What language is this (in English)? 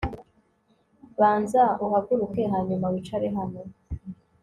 Kinyarwanda